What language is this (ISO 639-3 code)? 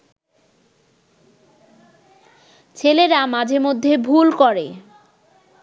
ben